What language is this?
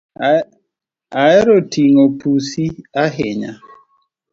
Luo (Kenya and Tanzania)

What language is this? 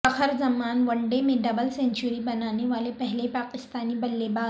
Urdu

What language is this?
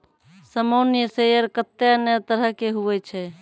Maithili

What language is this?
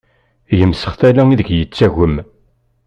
Kabyle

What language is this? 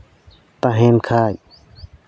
Santali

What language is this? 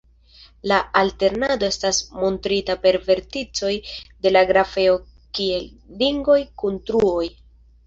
Esperanto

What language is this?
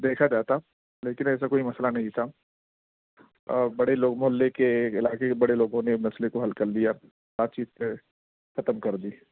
Urdu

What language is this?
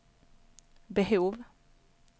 Swedish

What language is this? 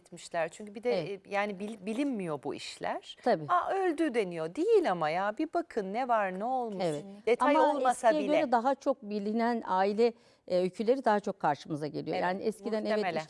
Turkish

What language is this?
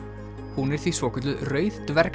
Icelandic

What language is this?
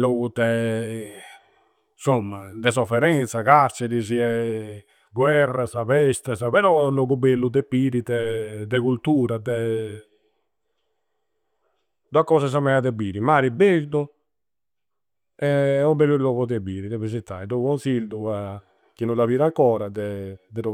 Campidanese Sardinian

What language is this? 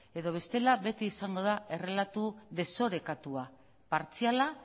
Basque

